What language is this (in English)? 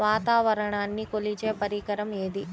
Telugu